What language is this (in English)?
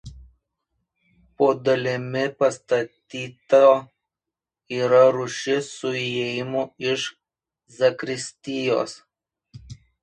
Lithuanian